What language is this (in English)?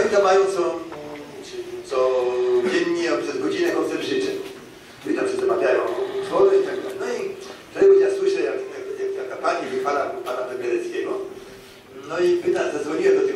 Polish